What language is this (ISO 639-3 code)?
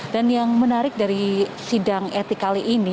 ind